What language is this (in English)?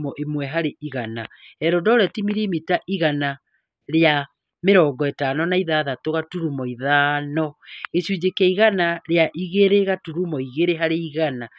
Kikuyu